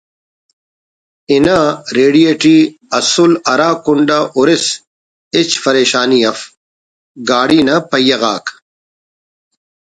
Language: Brahui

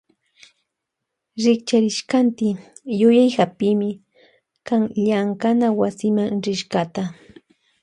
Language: Loja Highland Quichua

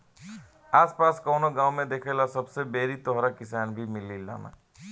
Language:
Bhojpuri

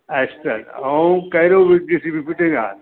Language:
Sindhi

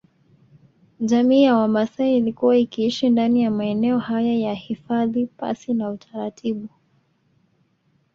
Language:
Swahili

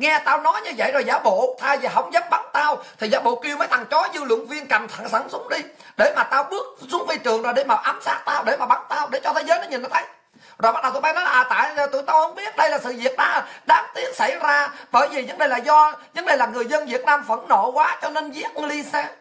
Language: Vietnamese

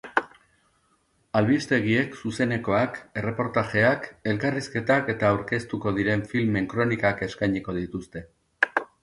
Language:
Basque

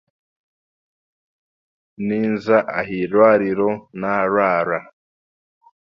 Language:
Chiga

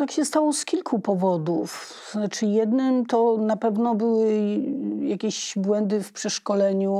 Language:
Polish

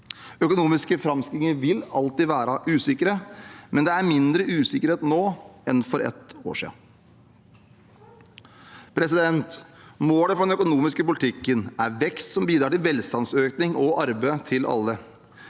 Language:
Norwegian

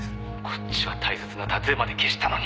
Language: Japanese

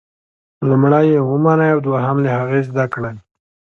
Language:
Pashto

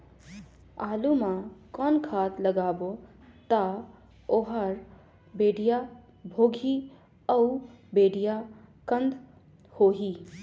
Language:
Chhattisgarhi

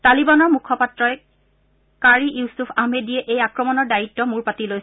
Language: Assamese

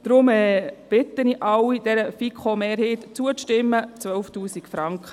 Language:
Swiss German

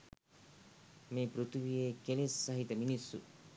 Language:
Sinhala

